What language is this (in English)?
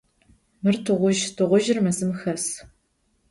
Adyghe